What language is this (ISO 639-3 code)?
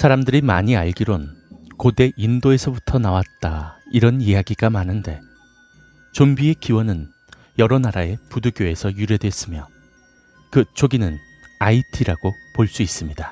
kor